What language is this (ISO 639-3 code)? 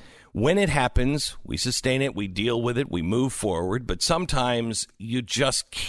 eng